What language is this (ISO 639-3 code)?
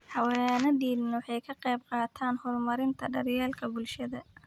som